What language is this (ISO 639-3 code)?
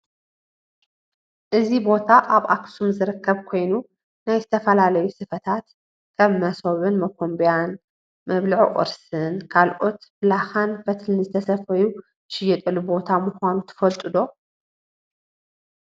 tir